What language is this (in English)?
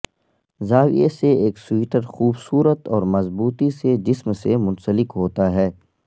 Urdu